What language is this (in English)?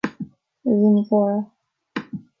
Irish